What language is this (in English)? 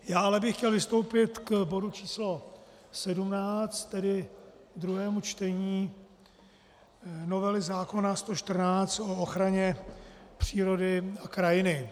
Czech